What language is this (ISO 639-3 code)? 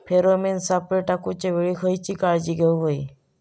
mar